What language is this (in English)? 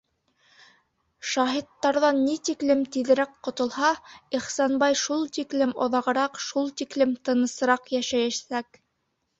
Bashkir